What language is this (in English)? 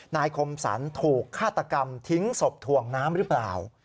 Thai